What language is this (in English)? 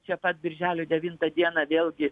Lithuanian